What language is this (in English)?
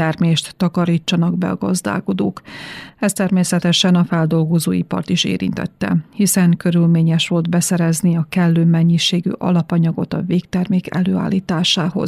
Hungarian